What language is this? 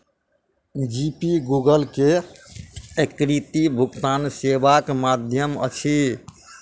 Maithili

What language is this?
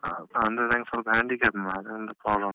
Kannada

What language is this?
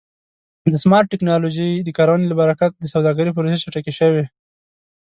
Pashto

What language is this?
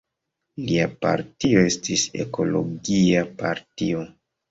Esperanto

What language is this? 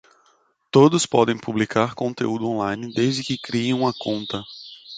Portuguese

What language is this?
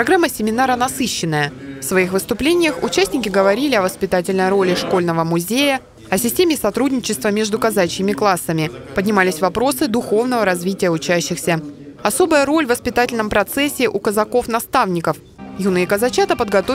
Russian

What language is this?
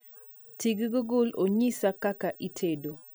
Luo (Kenya and Tanzania)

